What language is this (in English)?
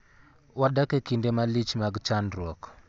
Luo (Kenya and Tanzania)